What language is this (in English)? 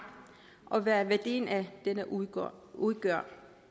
Danish